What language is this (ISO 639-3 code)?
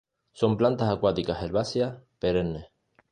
spa